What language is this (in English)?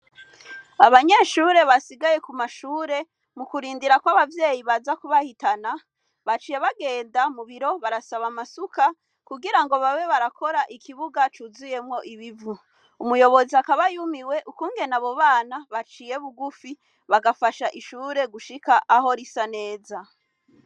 Rundi